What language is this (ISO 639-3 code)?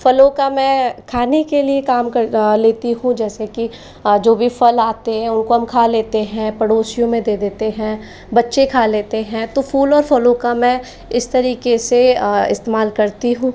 hin